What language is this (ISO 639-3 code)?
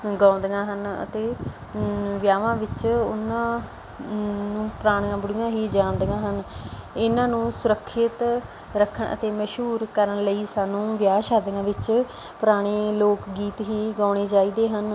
pan